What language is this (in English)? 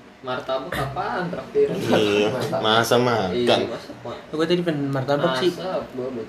Indonesian